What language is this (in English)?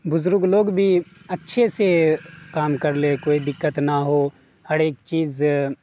Urdu